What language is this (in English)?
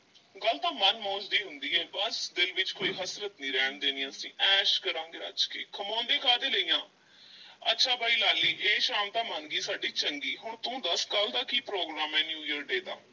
Punjabi